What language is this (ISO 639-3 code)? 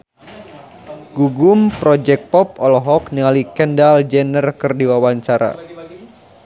sun